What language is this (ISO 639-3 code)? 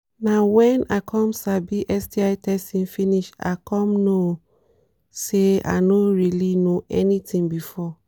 pcm